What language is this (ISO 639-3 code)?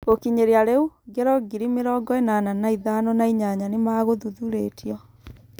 kik